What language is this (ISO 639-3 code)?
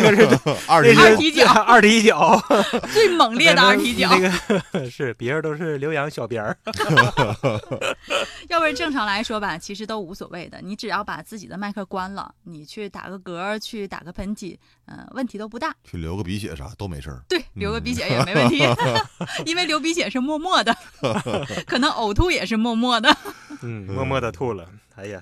zho